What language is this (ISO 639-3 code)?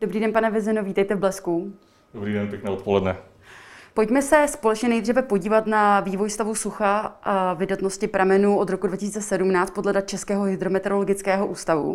ces